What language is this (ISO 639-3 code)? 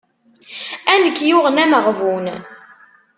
kab